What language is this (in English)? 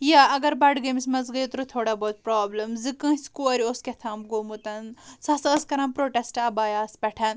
Kashmiri